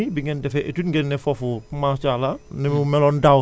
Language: Wolof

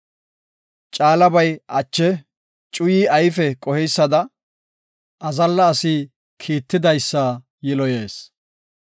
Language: Gofa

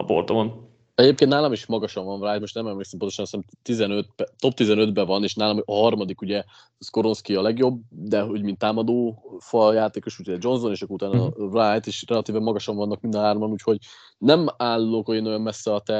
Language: Hungarian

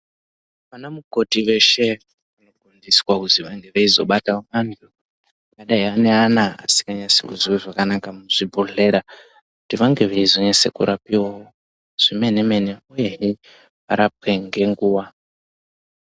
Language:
Ndau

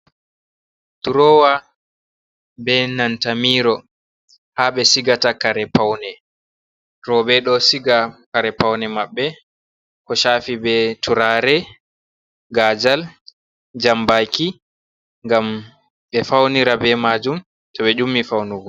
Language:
Fula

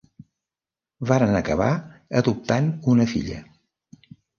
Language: Catalan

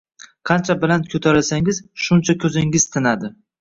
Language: Uzbek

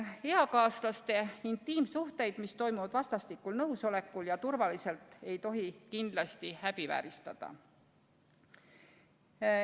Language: Estonian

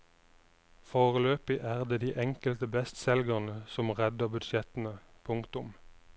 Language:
Norwegian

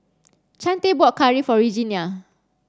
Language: English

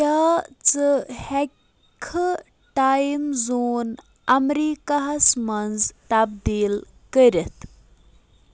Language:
Kashmiri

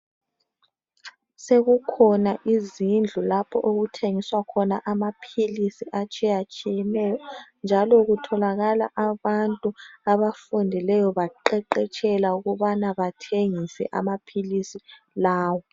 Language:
North Ndebele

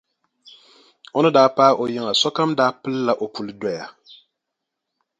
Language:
Dagbani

